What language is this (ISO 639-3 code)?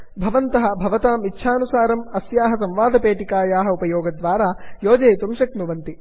san